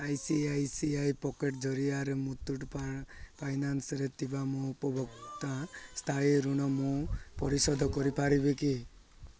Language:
Odia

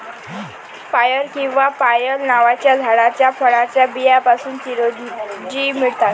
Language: Marathi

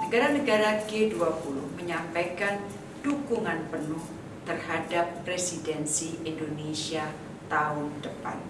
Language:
Indonesian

